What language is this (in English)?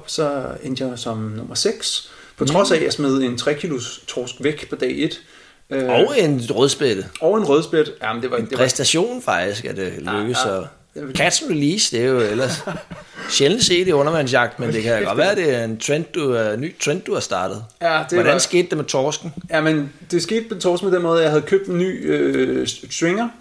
Danish